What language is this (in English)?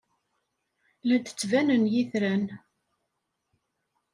Kabyle